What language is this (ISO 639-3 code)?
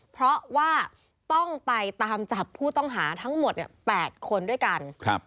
tha